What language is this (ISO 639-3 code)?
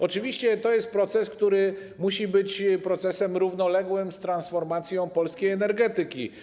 pol